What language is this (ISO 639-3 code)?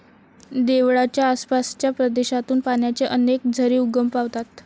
mar